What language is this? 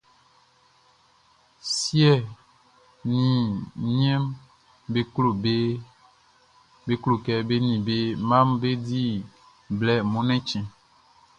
Baoulé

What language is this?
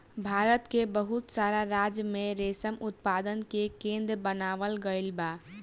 Bhojpuri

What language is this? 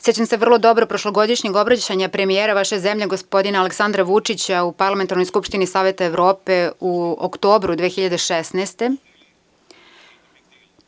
Serbian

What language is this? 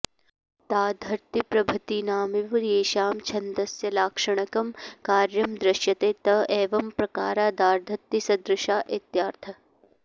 Sanskrit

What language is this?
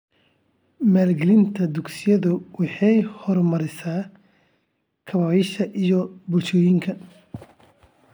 Somali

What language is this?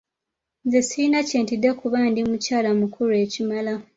Ganda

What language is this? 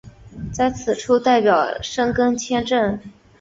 Chinese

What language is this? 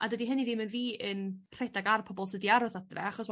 Welsh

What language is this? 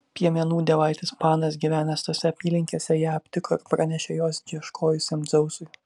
Lithuanian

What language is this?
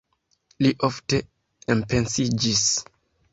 Esperanto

